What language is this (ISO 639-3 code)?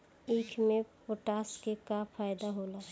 bho